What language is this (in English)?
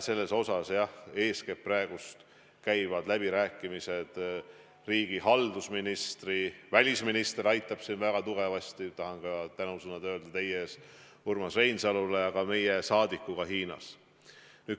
Estonian